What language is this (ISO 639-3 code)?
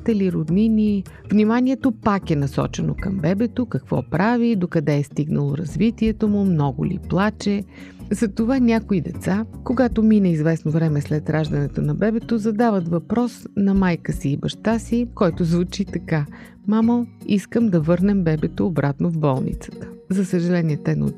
bul